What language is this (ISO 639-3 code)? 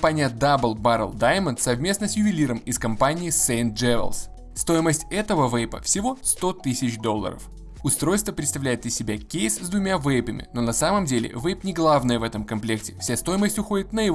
rus